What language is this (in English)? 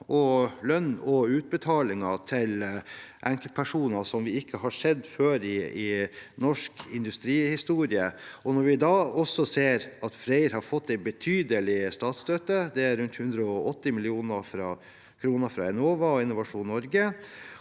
Norwegian